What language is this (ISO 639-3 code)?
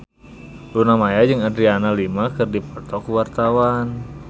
sun